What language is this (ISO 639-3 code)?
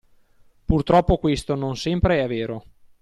ita